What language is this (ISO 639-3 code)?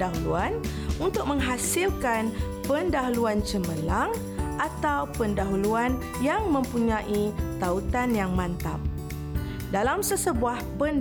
msa